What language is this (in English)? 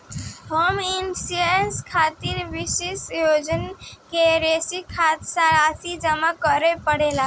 Bhojpuri